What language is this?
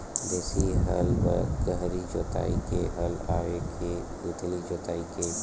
Chhattisgarhi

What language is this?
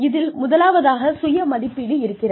Tamil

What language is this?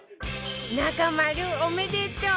Japanese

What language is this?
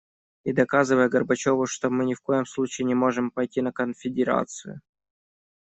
Russian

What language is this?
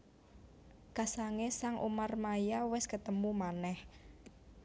Javanese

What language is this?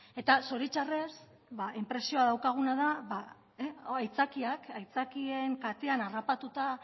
Basque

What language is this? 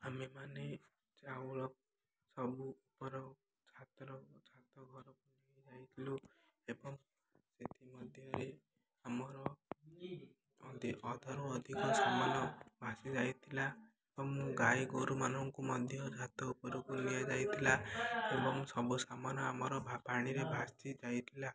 Odia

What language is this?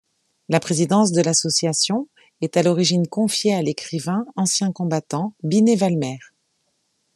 French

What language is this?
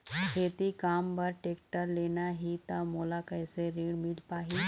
Chhattisgarhi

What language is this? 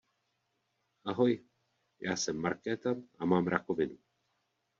Czech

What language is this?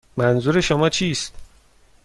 Persian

